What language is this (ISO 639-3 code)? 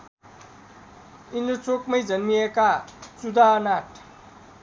nep